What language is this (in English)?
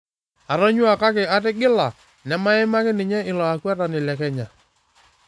Masai